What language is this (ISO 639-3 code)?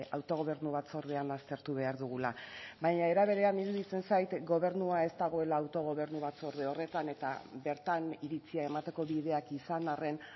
eus